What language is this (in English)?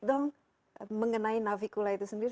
Indonesian